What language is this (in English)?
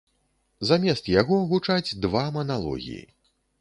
Belarusian